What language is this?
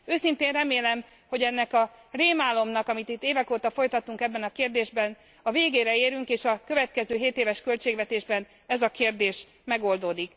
Hungarian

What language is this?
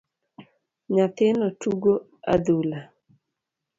Luo (Kenya and Tanzania)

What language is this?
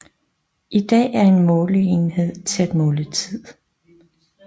Danish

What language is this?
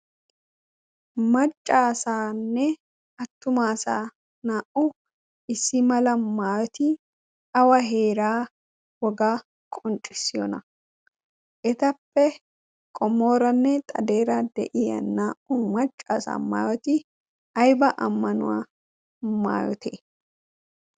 Wolaytta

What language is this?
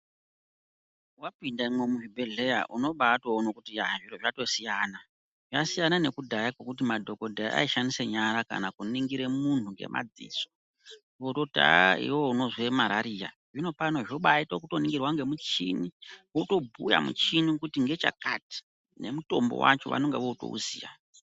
Ndau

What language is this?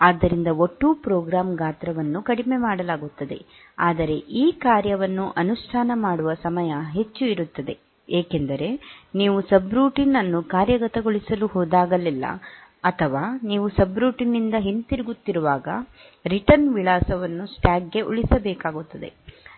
Kannada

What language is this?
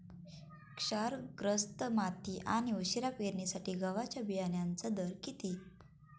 Marathi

